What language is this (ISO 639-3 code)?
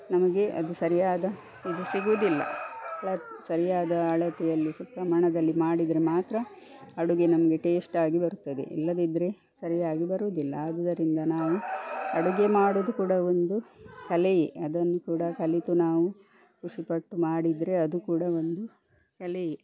kan